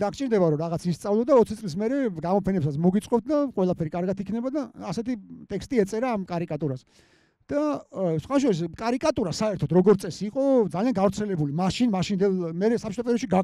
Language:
Romanian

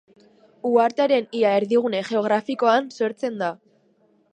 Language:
Basque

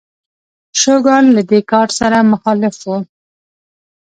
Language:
Pashto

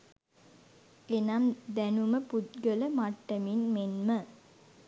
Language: Sinhala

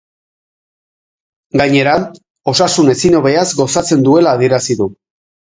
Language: Basque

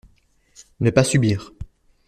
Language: French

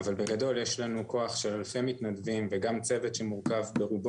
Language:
Hebrew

